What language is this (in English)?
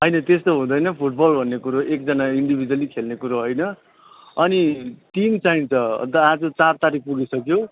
Nepali